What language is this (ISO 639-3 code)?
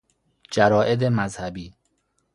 fas